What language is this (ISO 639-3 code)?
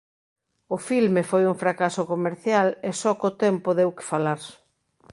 glg